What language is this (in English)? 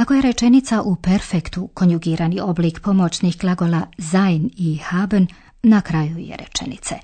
Croatian